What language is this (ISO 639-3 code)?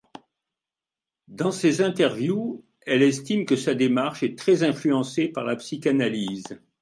fra